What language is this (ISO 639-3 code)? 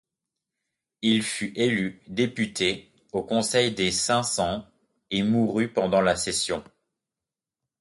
fra